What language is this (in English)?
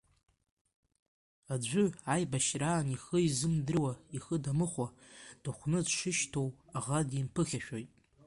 Abkhazian